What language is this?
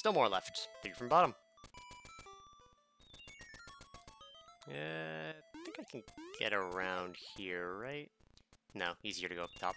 English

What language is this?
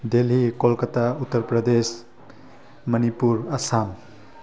Manipuri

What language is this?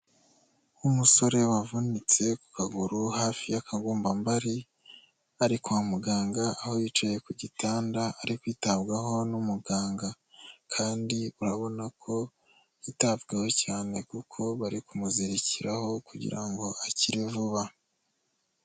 Kinyarwanda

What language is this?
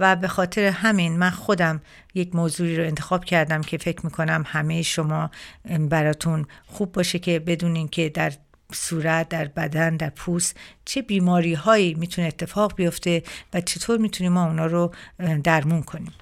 Persian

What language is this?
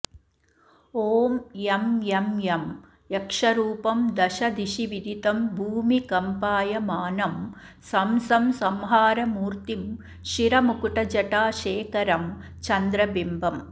Sanskrit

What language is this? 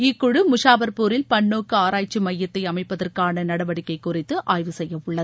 Tamil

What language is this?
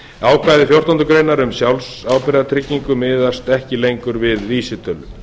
Icelandic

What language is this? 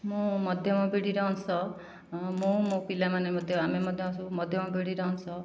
Odia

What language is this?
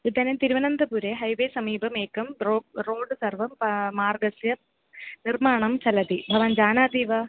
Sanskrit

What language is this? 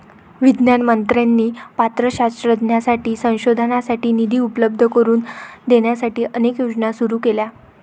Marathi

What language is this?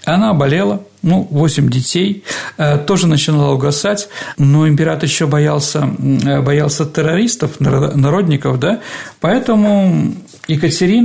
Russian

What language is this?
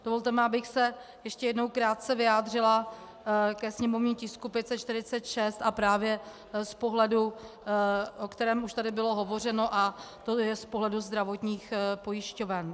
Czech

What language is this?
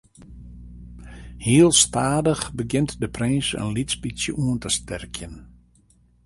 Western Frisian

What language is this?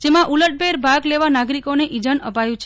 Gujarati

